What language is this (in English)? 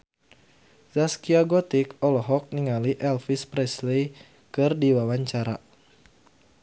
Sundanese